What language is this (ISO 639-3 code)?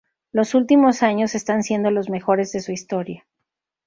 spa